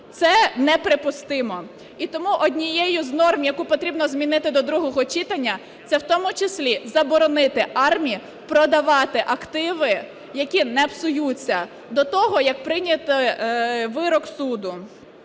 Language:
Ukrainian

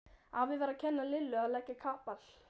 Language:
Icelandic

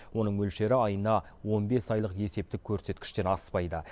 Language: Kazakh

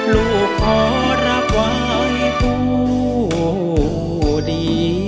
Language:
Thai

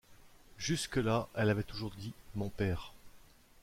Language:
French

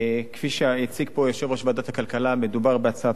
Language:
Hebrew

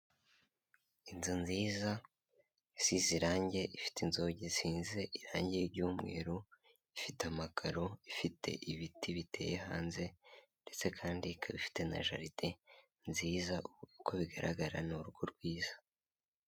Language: Kinyarwanda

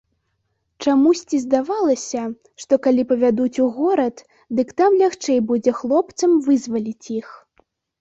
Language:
Belarusian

